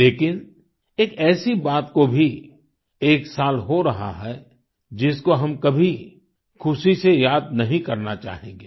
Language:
Hindi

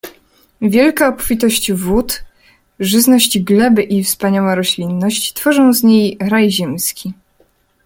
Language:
Polish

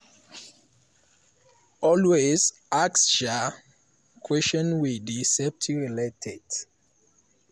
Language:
Nigerian Pidgin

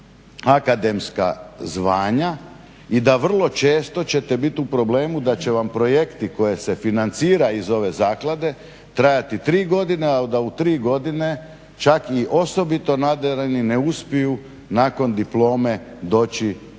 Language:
Croatian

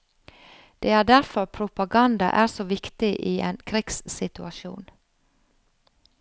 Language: Norwegian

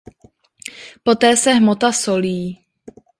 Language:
Czech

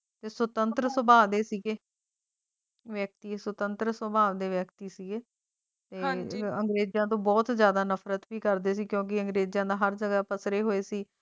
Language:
Punjabi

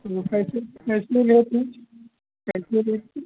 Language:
Hindi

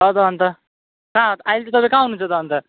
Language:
Nepali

